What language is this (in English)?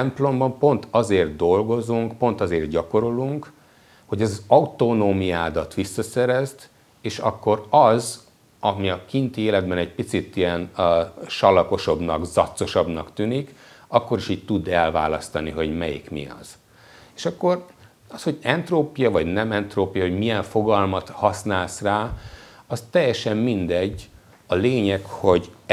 Hungarian